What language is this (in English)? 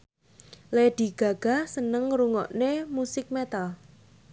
Javanese